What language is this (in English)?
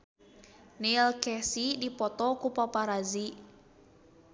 Sundanese